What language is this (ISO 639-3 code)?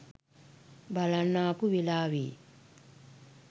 sin